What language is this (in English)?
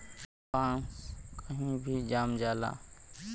Bhojpuri